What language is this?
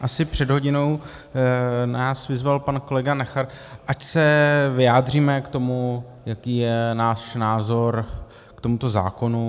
Czech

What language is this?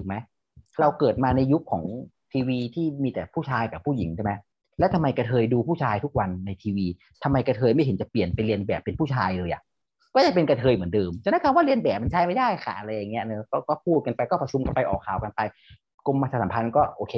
Thai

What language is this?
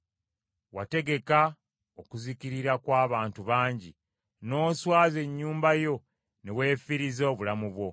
Ganda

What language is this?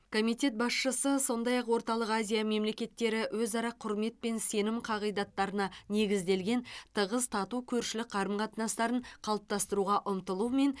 Kazakh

